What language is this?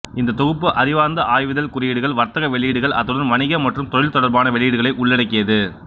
Tamil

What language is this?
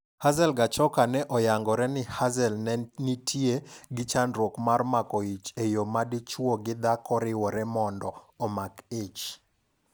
Luo (Kenya and Tanzania)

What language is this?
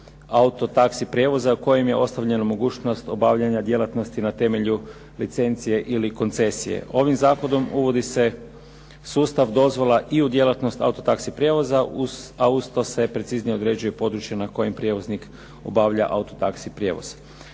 Croatian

